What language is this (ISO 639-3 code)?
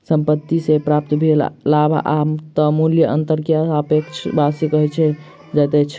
mai